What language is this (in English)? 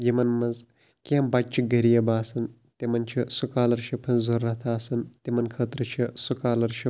Kashmiri